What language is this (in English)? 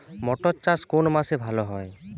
Bangla